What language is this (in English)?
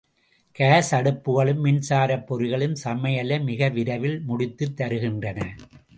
Tamil